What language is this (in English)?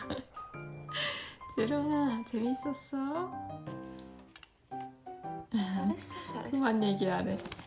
Korean